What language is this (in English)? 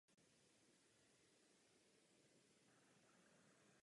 Czech